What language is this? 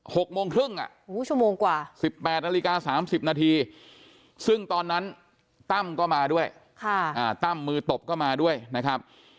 Thai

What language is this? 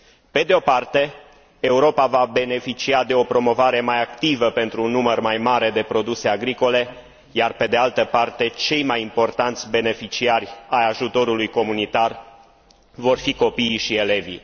Romanian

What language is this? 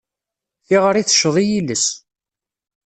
Kabyle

